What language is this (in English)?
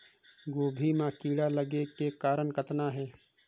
Chhattisgarhi